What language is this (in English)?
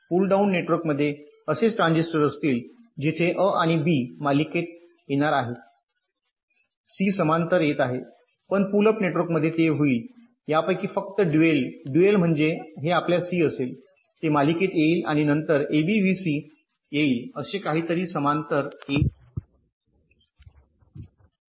Marathi